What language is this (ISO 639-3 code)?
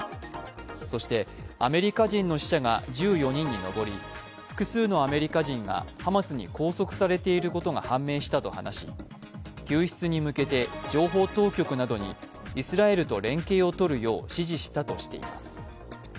jpn